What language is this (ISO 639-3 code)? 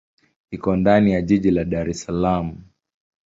swa